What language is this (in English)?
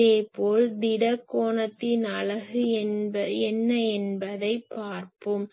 Tamil